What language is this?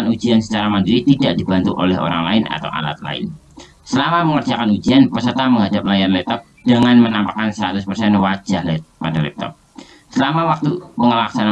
Indonesian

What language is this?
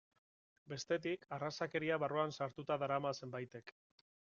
Basque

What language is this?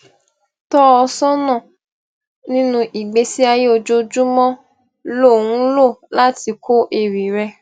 Yoruba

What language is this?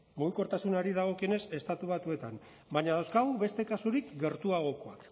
Basque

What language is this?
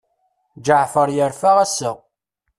Kabyle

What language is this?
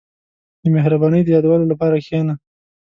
Pashto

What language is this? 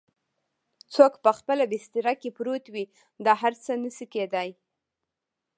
Pashto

